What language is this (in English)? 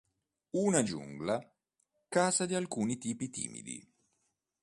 Italian